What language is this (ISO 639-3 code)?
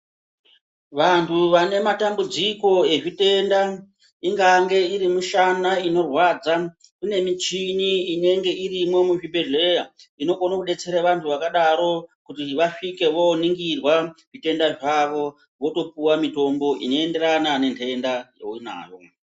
ndc